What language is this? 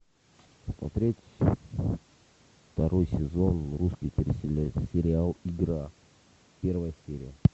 Russian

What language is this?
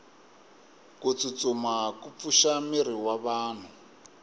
Tsonga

